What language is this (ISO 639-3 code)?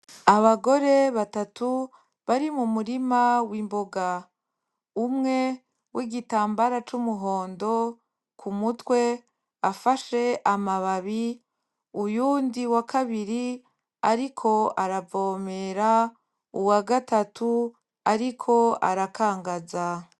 run